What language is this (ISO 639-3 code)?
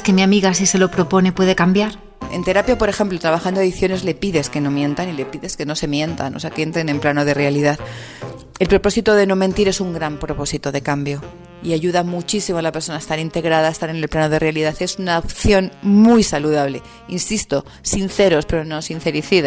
spa